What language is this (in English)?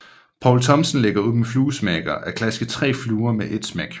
Danish